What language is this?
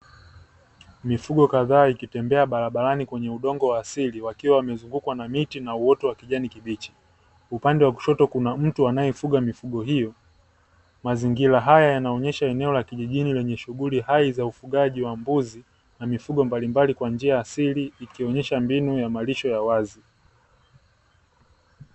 Swahili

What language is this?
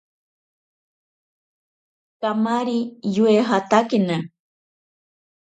Ashéninka Perené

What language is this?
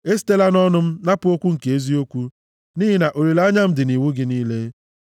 Igbo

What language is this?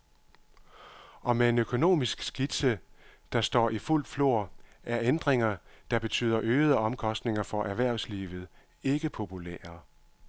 Danish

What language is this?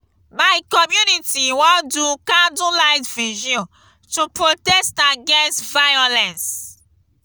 Nigerian Pidgin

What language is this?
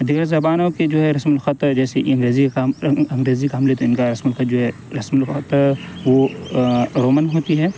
Urdu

